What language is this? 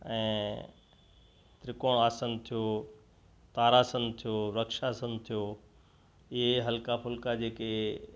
Sindhi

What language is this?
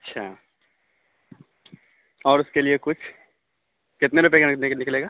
Urdu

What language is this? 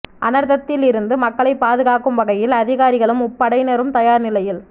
Tamil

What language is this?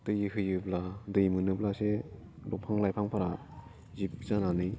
Bodo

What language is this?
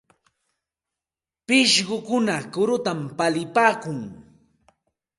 Santa Ana de Tusi Pasco Quechua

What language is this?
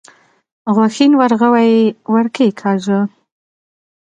Pashto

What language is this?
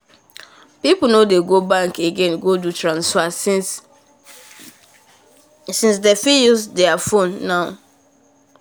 Nigerian Pidgin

